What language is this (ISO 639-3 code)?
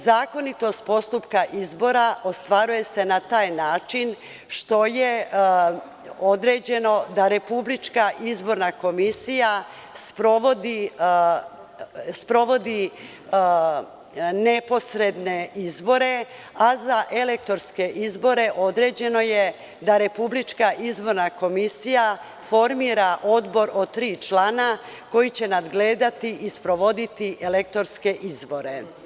srp